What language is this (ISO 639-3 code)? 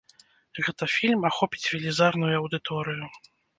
bel